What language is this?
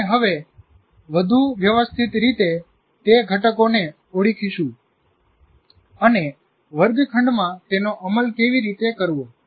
Gujarati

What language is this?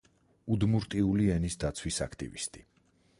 Georgian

